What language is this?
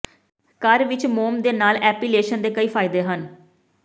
Punjabi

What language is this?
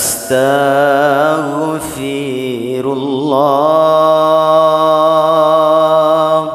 Arabic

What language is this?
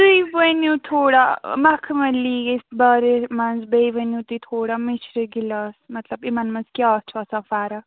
Kashmiri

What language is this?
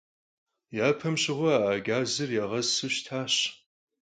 Kabardian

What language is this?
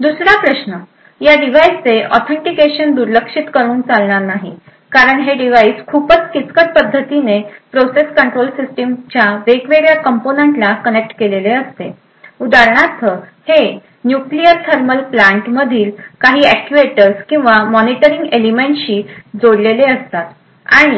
Marathi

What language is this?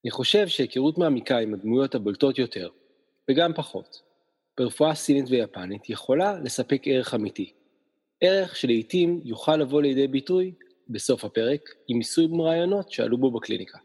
Hebrew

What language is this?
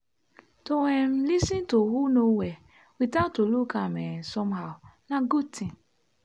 Nigerian Pidgin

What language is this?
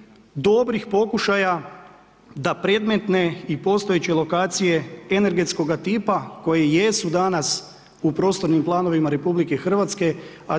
Croatian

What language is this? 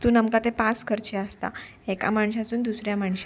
Konkani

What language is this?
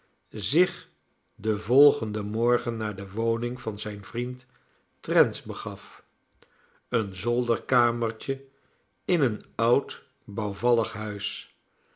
Dutch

